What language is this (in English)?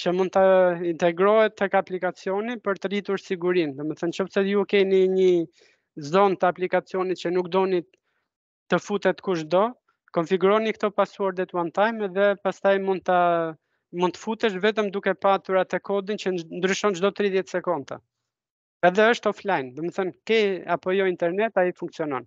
Romanian